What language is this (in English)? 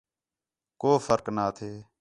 Khetrani